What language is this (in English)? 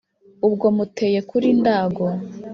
Kinyarwanda